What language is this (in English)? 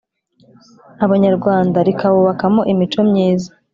Kinyarwanda